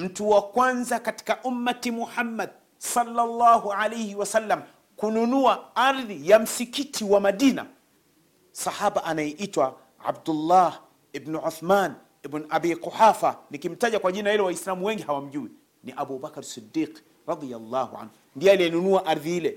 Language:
Swahili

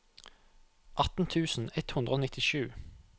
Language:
Norwegian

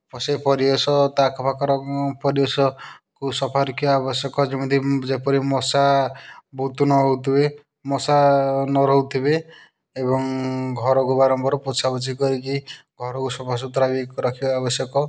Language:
Odia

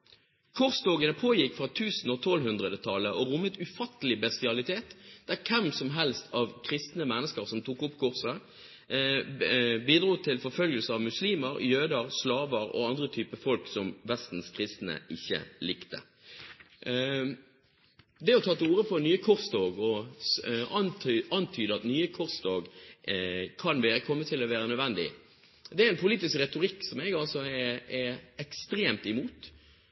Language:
Norwegian Bokmål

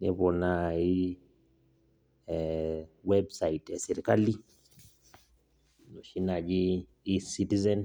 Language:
Masai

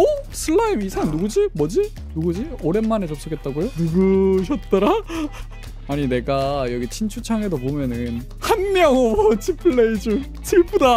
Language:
Korean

